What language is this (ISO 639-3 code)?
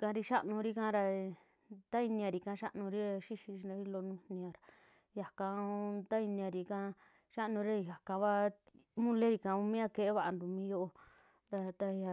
jmx